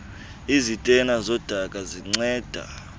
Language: Xhosa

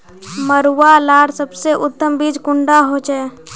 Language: Magahi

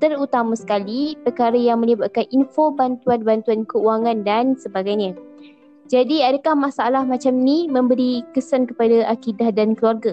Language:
Malay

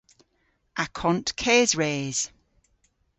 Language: Cornish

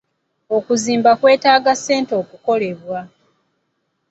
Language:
Ganda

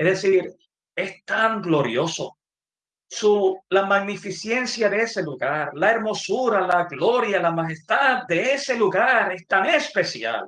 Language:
Spanish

